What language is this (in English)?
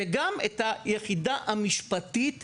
Hebrew